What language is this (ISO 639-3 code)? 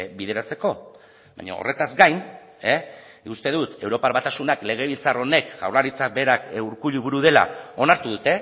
eus